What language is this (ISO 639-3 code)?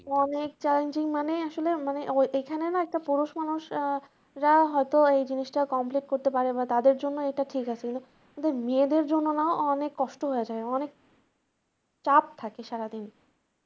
ben